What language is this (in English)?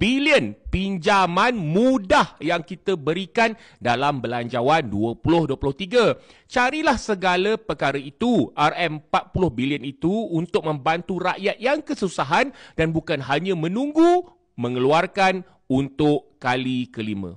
Malay